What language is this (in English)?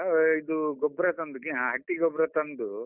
Kannada